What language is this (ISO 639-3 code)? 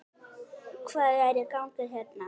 isl